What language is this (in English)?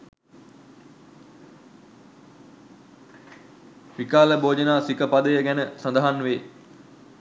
Sinhala